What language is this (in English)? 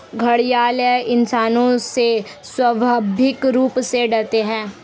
Hindi